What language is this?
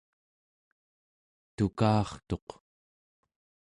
Central Yupik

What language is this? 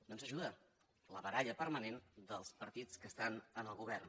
Catalan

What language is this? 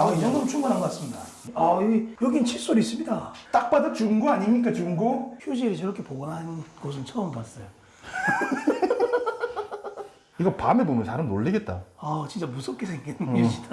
Korean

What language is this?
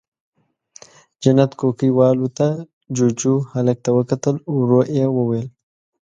Pashto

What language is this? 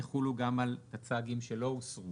Hebrew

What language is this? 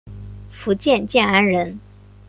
Chinese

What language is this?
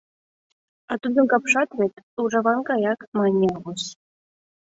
Mari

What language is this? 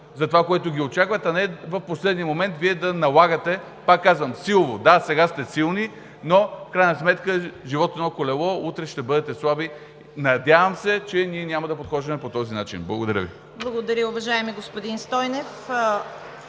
Bulgarian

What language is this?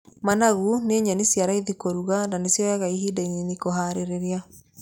Kikuyu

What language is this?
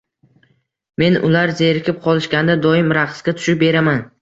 Uzbek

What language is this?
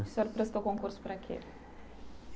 Portuguese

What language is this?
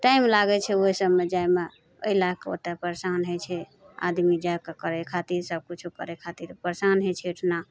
Maithili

